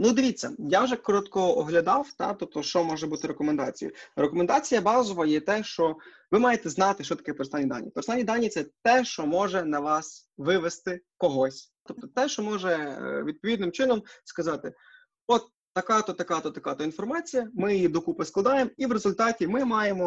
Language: Ukrainian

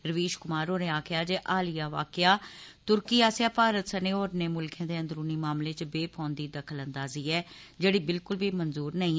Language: Dogri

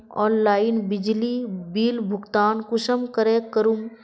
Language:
Magahi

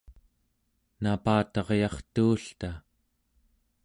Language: Central Yupik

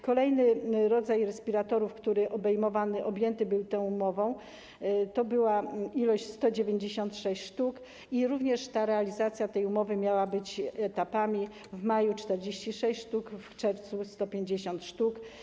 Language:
Polish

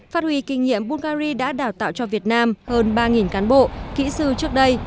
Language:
Vietnamese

